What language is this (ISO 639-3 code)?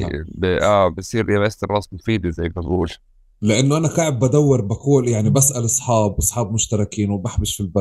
ara